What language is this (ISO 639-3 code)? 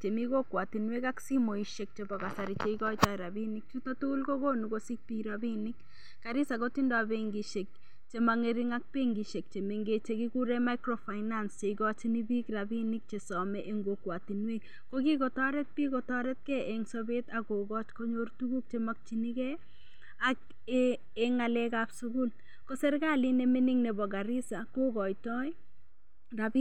kln